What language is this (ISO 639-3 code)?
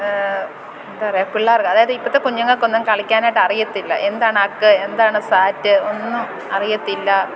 mal